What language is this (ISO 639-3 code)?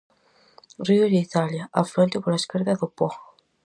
glg